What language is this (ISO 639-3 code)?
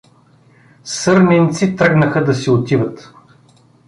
bul